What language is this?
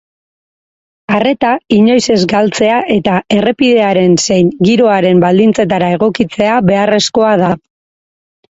Basque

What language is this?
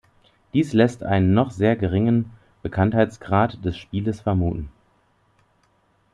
German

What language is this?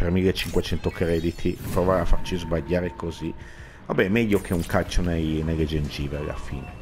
Italian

